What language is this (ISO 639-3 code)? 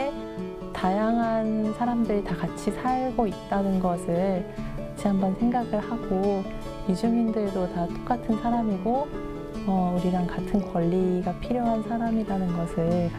kor